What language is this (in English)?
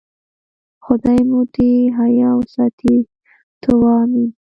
Pashto